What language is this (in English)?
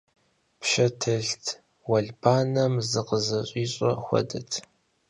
Kabardian